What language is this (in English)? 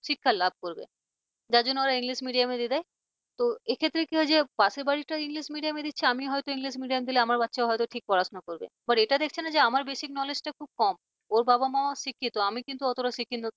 Bangla